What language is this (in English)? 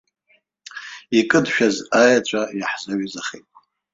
Abkhazian